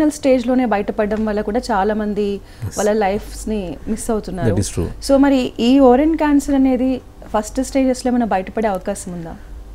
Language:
Telugu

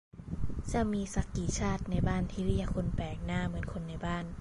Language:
Thai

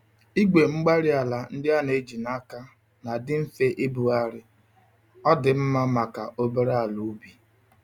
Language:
Igbo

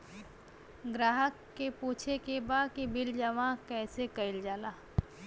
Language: Bhojpuri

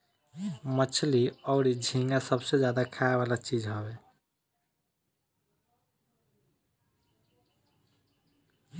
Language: Bhojpuri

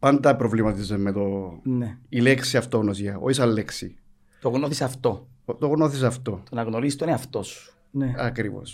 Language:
Greek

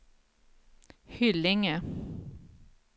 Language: Swedish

